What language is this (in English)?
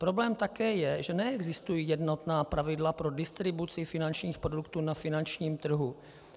Czech